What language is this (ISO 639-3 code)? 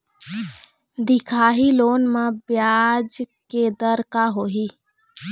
hne